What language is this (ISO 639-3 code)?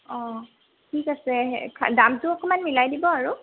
asm